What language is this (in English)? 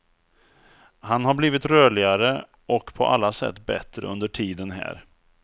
Swedish